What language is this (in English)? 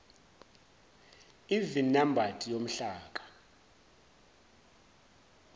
Zulu